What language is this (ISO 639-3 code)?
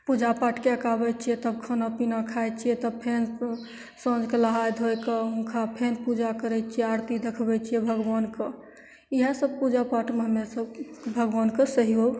mai